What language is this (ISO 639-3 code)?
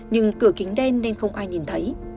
vie